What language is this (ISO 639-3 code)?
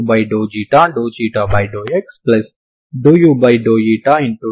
tel